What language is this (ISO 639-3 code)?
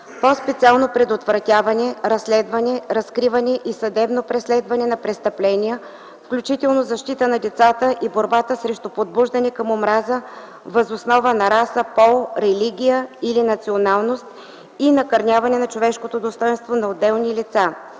bul